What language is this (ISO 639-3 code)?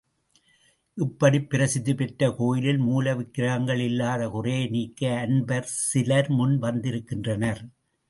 tam